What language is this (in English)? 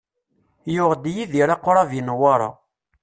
Kabyle